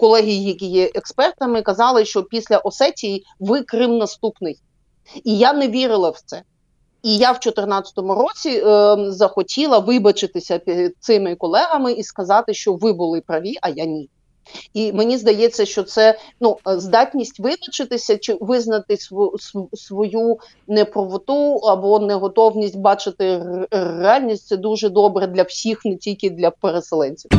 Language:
Ukrainian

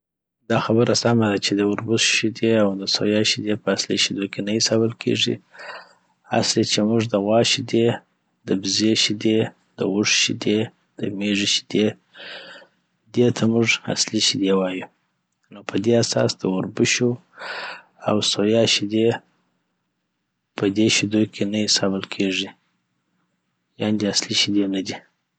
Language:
Southern Pashto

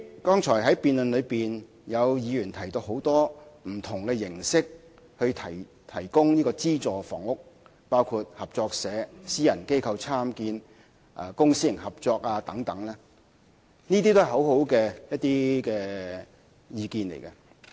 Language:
Cantonese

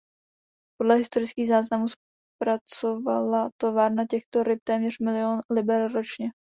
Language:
Czech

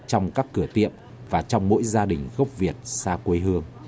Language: Vietnamese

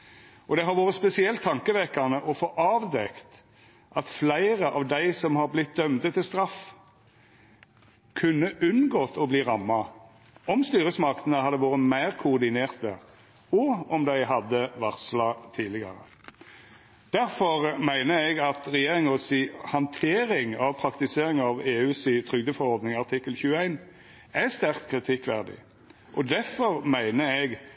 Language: Norwegian Nynorsk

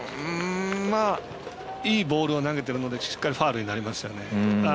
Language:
Japanese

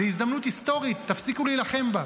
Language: Hebrew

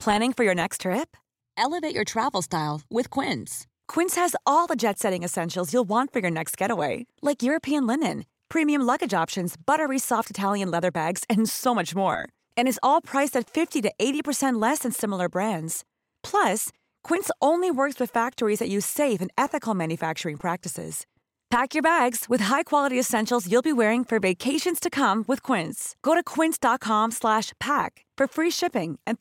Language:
Filipino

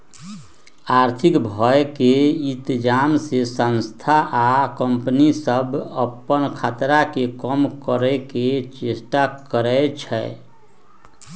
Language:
Magahi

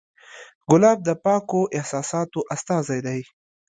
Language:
Pashto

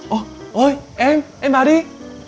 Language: Vietnamese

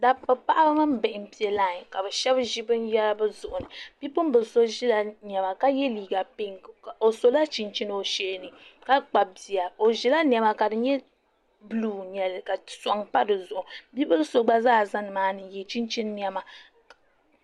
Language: Dagbani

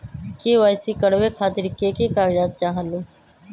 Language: Magahi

